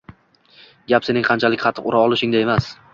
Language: Uzbek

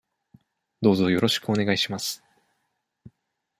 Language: Japanese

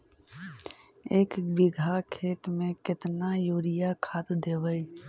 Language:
Magahi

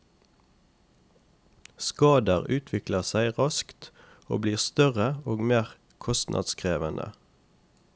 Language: Norwegian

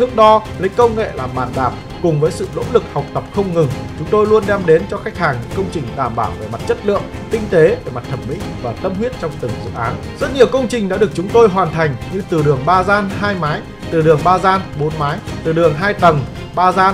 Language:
Vietnamese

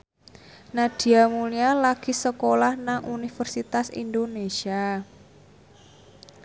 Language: Javanese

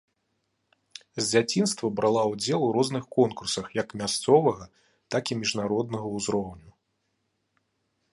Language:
Belarusian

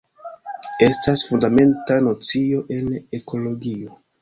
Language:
Esperanto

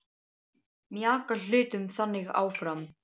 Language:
Icelandic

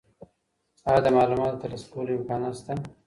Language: Pashto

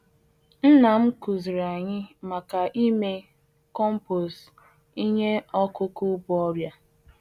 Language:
Igbo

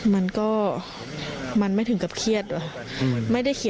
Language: Thai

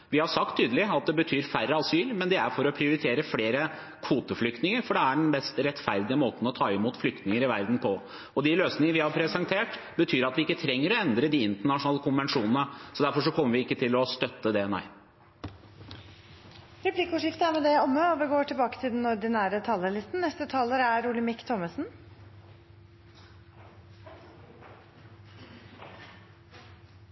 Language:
Norwegian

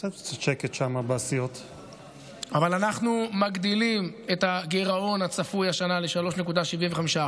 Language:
Hebrew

